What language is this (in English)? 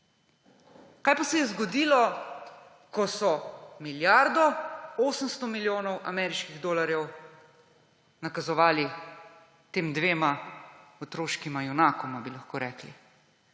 Slovenian